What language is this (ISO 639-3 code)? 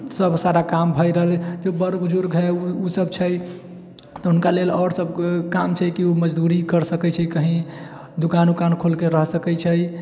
mai